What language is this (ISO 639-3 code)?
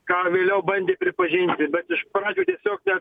lit